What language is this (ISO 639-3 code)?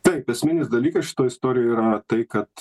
lit